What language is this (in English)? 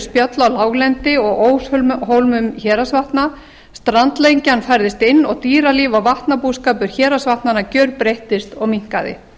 Icelandic